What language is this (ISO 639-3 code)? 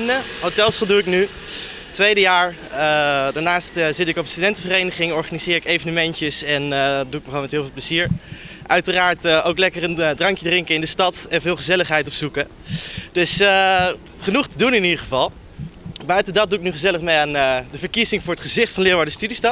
nld